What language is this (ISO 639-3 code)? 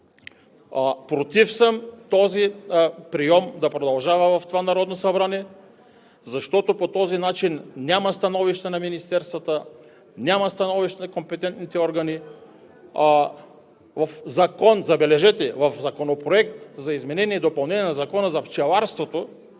bul